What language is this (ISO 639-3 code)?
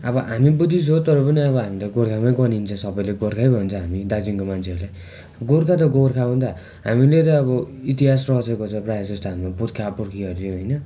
nep